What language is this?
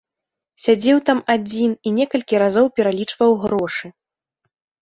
Belarusian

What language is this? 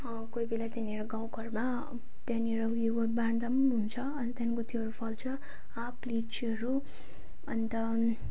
Nepali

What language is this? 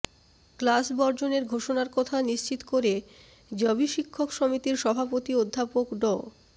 Bangla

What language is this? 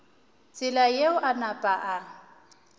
Northern Sotho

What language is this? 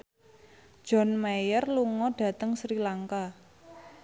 Javanese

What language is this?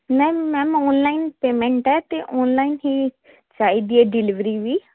Punjabi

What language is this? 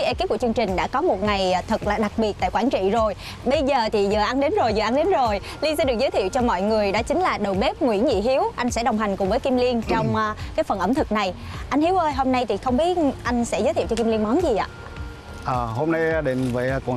Vietnamese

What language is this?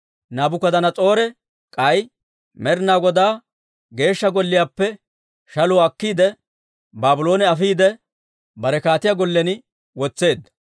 Dawro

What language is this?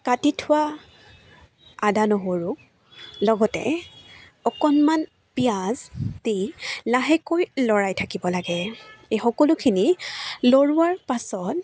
Assamese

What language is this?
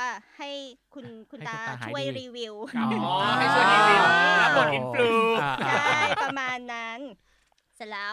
Thai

